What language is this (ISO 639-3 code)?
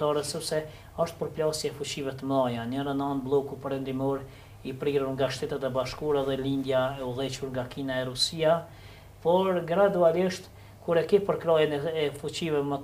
ron